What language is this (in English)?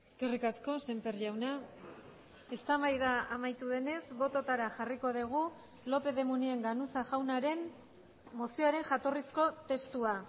Basque